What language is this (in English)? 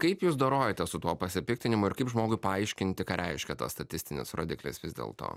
Lithuanian